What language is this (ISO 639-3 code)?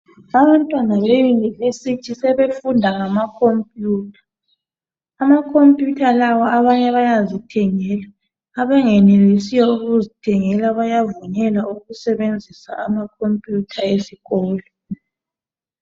nde